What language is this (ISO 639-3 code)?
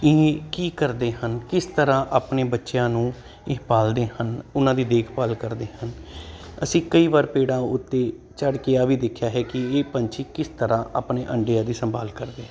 pan